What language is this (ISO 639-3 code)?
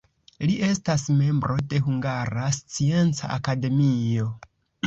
epo